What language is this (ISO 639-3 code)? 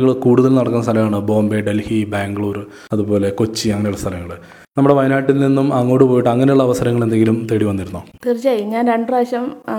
mal